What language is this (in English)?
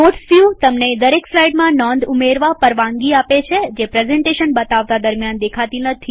Gujarati